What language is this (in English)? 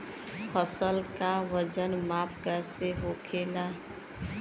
Bhojpuri